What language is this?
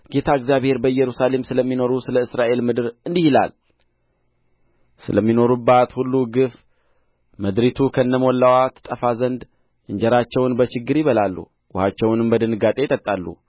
Amharic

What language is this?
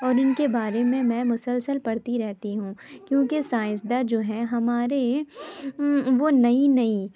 Urdu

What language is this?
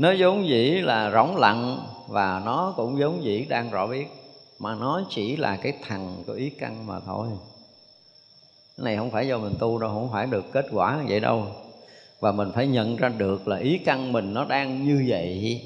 Vietnamese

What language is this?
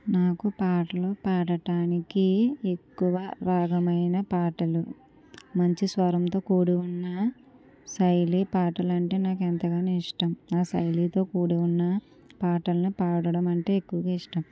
Telugu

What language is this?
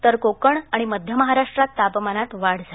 Marathi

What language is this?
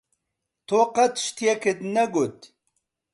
Central Kurdish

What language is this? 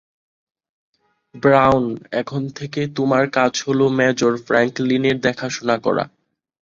Bangla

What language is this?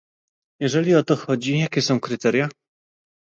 Polish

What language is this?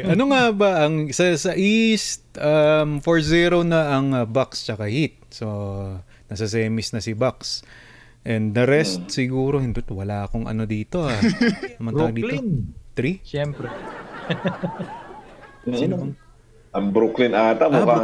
Filipino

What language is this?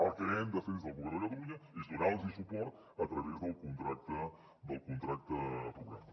Catalan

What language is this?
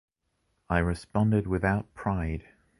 English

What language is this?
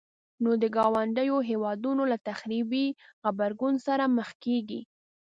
Pashto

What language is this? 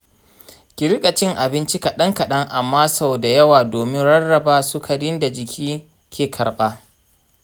Hausa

